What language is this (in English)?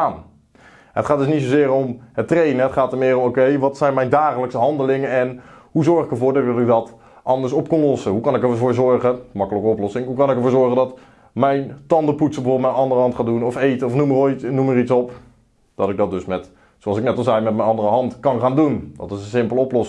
Dutch